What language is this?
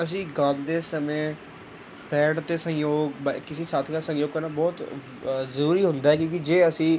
Punjabi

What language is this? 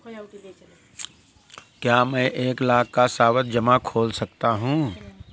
Hindi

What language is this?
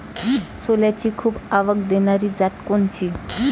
Marathi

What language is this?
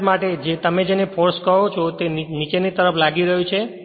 Gujarati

